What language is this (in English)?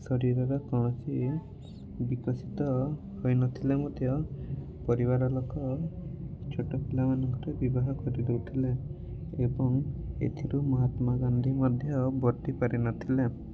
Odia